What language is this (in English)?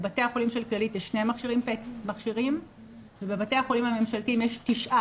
Hebrew